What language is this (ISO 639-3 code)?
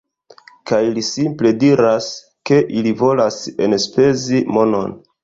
epo